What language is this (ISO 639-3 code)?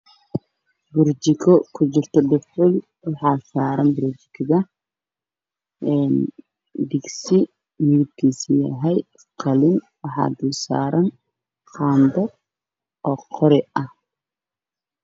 som